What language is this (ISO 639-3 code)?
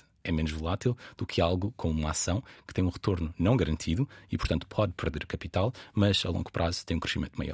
por